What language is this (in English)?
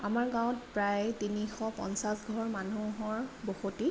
Assamese